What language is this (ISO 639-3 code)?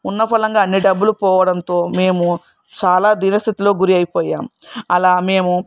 tel